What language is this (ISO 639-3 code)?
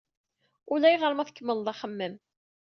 kab